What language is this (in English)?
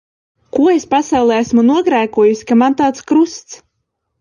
Latvian